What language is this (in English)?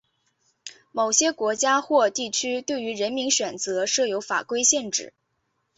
Chinese